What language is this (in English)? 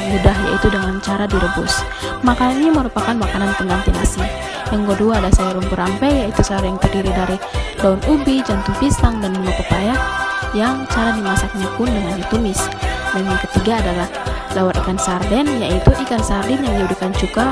Indonesian